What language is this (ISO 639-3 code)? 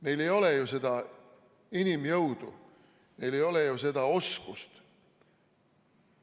est